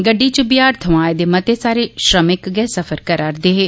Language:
Dogri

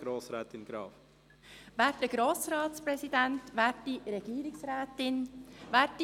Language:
Swiss German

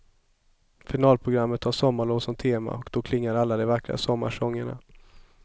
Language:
Swedish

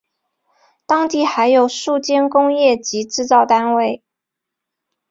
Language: Chinese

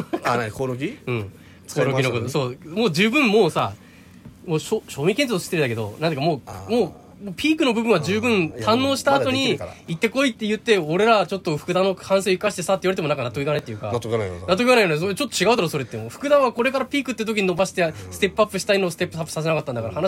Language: Japanese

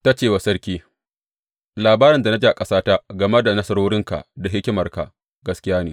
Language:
Hausa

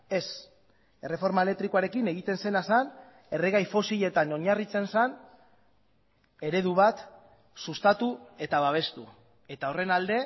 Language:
Basque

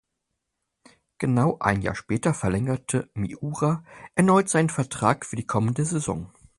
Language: German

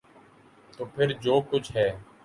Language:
Urdu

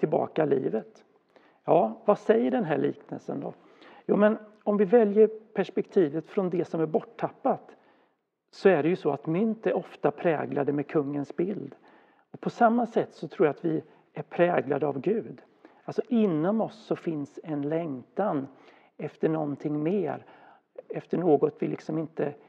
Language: Swedish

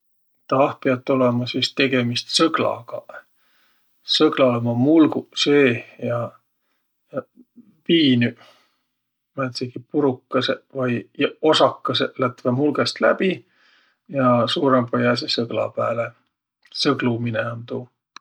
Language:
Võro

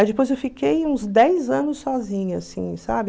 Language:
Portuguese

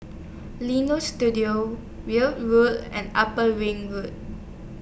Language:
English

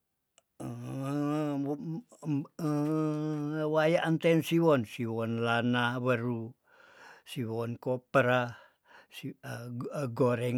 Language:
Tondano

